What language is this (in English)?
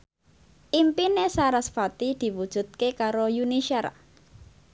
Javanese